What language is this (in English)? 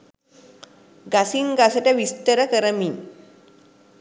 Sinhala